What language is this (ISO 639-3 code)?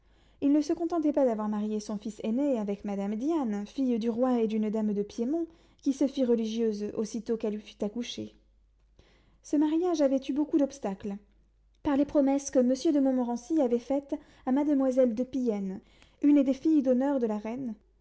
fra